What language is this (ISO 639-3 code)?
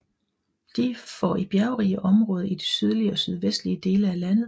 dan